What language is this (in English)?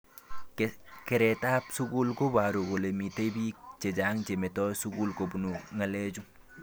Kalenjin